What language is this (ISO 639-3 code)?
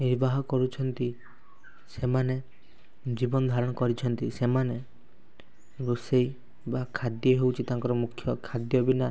ori